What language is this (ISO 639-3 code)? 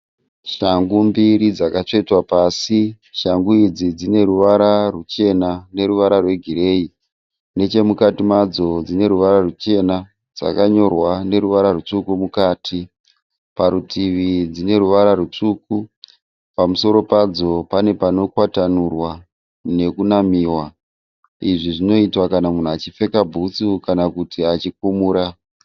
sna